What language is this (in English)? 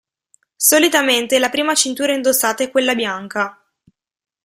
Italian